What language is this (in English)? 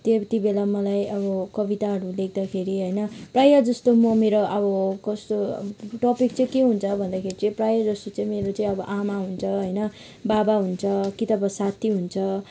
Nepali